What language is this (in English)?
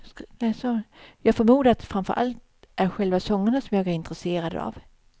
Swedish